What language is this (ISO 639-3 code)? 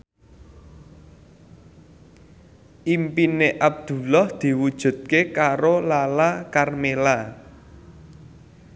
jav